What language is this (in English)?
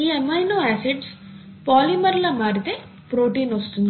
Telugu